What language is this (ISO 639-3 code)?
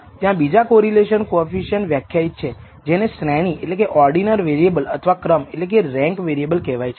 guj